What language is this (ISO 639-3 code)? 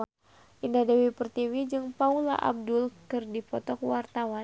sun